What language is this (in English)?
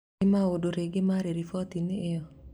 Kikuyu